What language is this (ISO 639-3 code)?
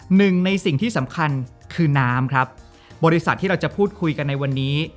tha